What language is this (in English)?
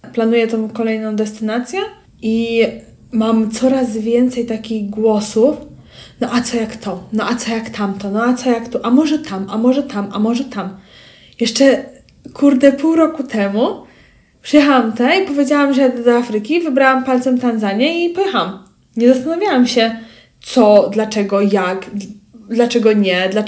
Polish